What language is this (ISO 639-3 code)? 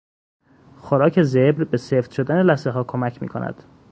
fas